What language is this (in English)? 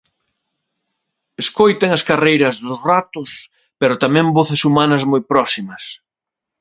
Galician